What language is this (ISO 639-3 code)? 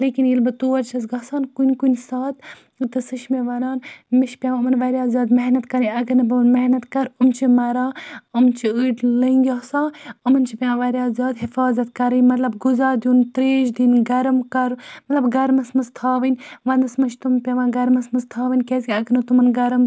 kas